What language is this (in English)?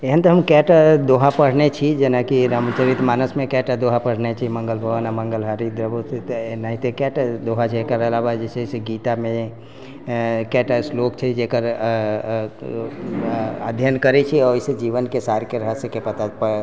Maithili